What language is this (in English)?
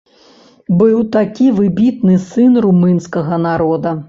Belarusian